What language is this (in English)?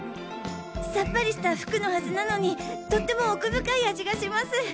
Japanese